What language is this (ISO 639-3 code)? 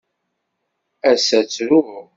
kab